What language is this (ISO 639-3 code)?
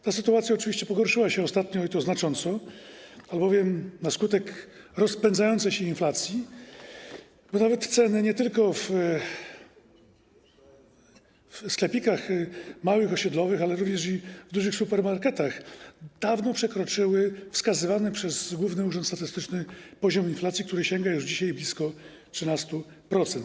pol